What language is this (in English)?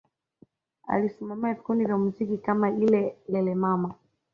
Swahili